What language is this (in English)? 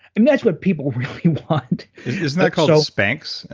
English